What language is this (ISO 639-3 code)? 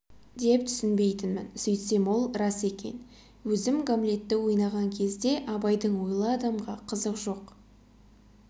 kaz